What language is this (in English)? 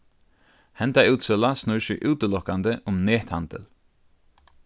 Faroese